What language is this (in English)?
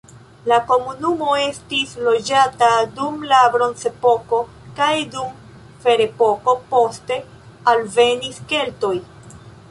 Esperanto